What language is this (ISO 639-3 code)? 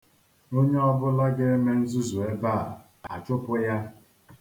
ibo